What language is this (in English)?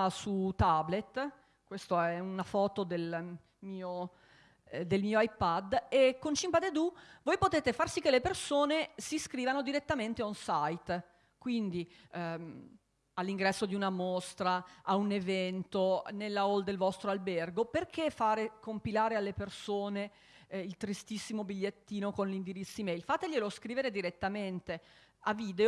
Italian